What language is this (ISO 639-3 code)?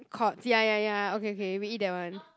eng